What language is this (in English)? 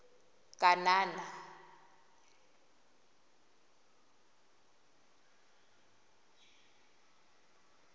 Tswana